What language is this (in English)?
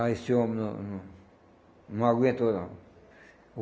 Portuguese